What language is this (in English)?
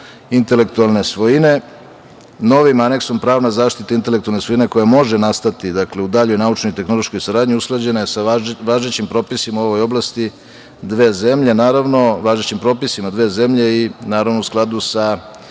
Serbian